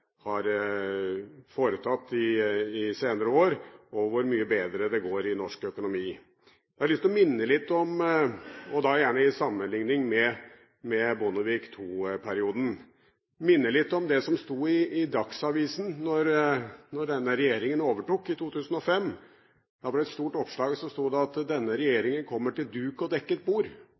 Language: Norwegian Bokmål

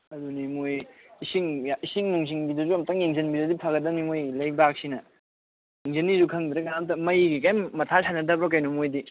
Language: Manipuri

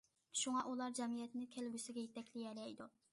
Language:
Uyghur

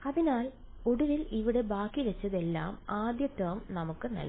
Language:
Malayalam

